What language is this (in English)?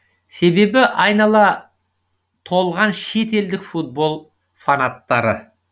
Kazakh